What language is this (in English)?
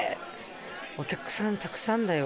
Japanese